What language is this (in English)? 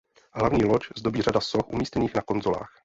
Czech